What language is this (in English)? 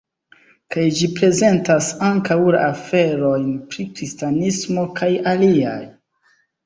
Esperanto